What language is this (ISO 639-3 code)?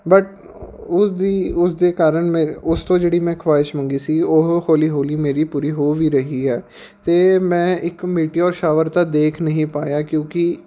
pan